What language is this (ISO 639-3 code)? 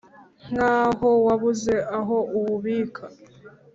kin